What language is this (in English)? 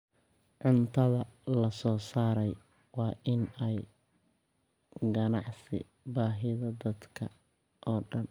Somali